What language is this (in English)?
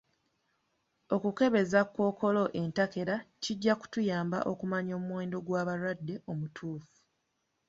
Ganda